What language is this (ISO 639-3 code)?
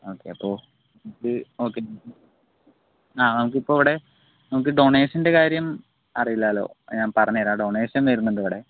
mal